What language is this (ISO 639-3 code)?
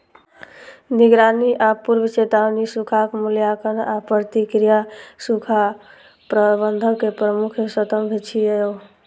mai